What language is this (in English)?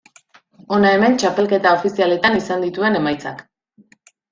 Basque